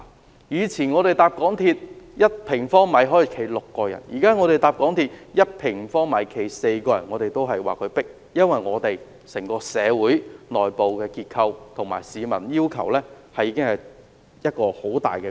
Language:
Cantonese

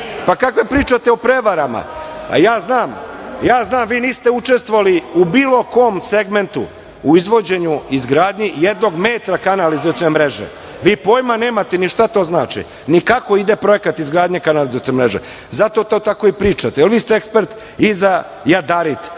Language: Serbian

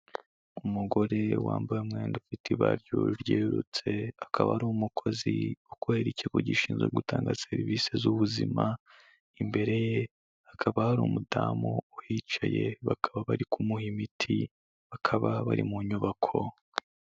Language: Kinyarwanda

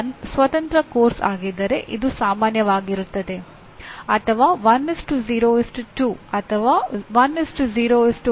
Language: Kannada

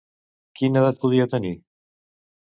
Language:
Catalan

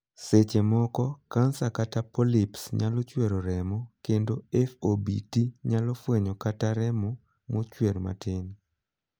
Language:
Luo (Kenya and Tanzania)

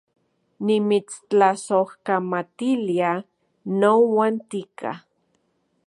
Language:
Central Puebla Nahuatl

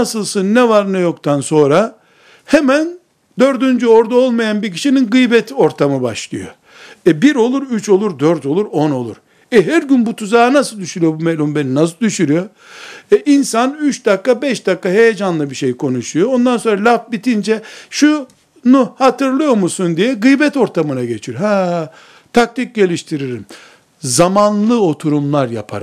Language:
Turkish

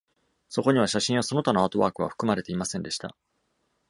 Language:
Japanese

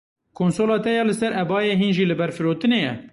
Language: Kurdish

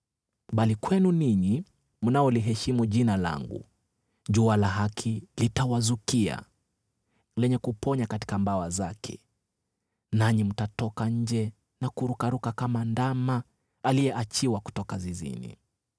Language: Swahili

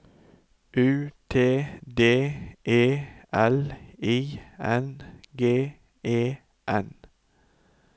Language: Norwegian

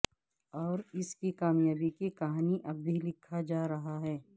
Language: Urdu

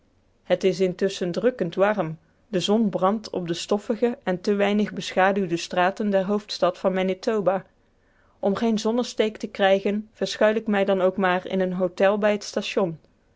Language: Dutch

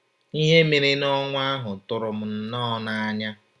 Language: Igbo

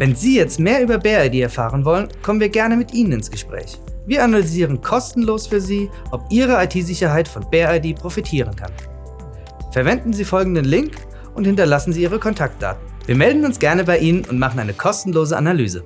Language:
German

